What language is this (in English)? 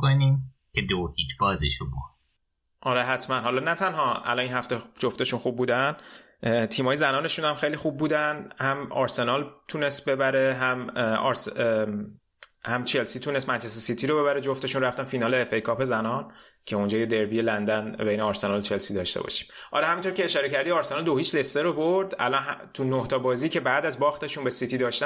Persian